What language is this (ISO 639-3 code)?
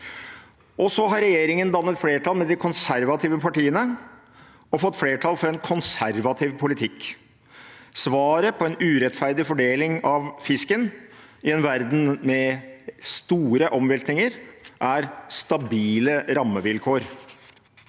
nor